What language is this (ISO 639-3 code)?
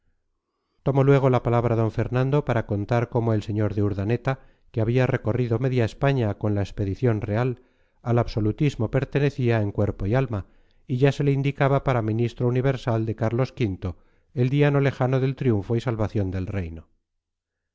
spa